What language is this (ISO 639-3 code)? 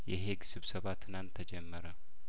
amh